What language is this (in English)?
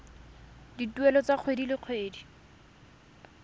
Tswana